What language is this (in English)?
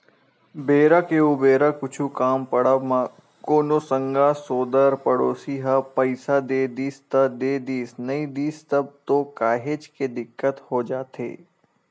Chhattisgarhi